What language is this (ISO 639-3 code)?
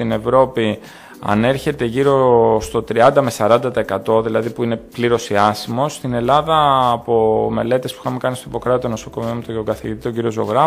ell